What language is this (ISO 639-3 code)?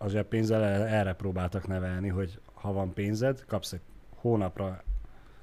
hun